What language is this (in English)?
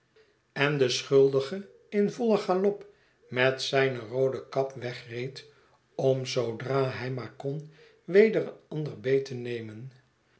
Dutch